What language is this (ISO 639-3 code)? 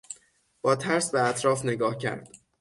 fas